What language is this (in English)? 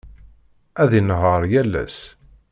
Kabyle